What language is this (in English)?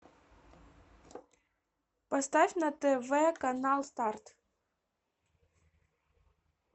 Russian